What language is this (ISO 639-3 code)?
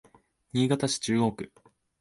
jpn